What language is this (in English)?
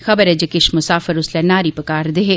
Dogri